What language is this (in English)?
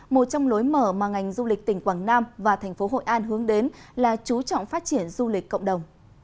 Vietnamese